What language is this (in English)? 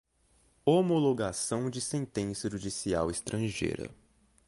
Portuguese